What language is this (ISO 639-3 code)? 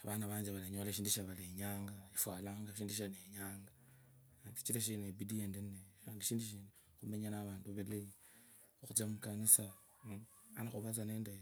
lkb